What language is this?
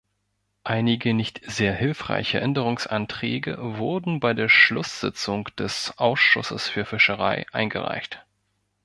German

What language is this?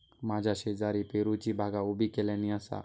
Marathi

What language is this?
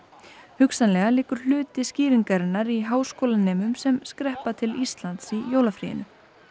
Icelandic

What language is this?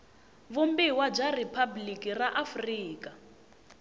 Tsonga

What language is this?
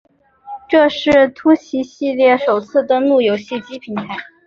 Chinese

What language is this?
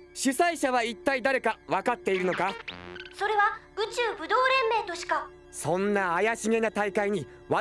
Japanese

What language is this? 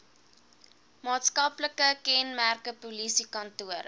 Afrikaans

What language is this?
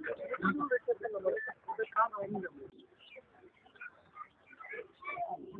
Telugu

